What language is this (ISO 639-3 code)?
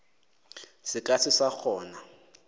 nso